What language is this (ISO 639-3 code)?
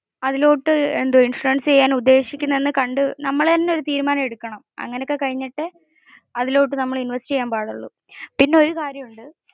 mal